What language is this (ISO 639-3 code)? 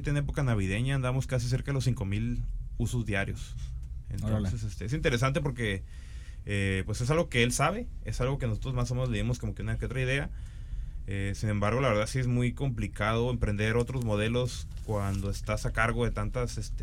spa